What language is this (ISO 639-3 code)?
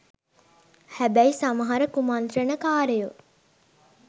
sin